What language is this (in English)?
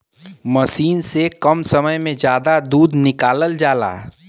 Bhojpuri